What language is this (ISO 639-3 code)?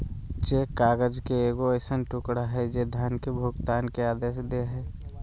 mag